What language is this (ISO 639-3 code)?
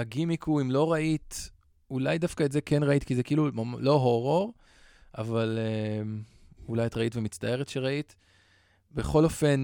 heb